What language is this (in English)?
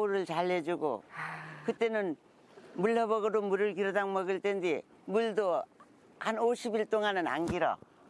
Korean